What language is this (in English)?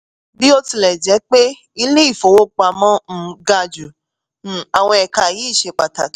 Yoruba